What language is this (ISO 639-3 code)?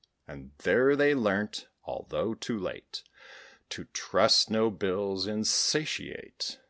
eng